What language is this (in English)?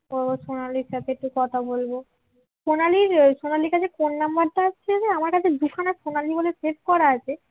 Bangla